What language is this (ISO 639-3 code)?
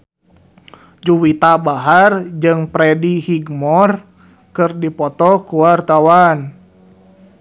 sun